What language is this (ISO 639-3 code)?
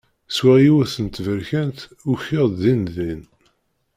kab